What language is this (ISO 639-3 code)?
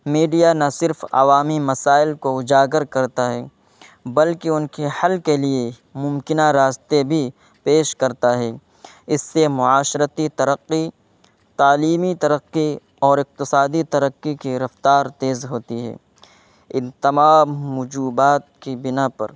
urd